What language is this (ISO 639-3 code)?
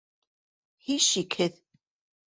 bak